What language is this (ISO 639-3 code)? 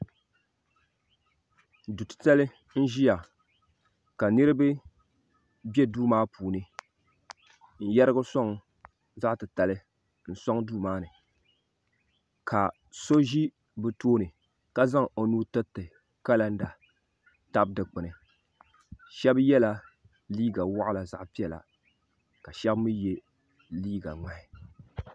dag